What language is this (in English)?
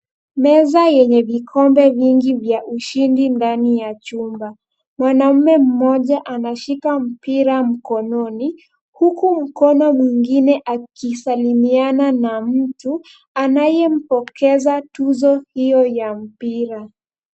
Swahili